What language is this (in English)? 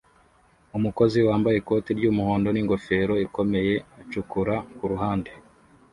Kinyarwanda